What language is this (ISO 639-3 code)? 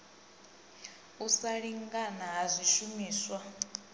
ven